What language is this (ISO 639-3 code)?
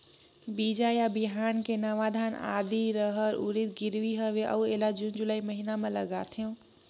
hne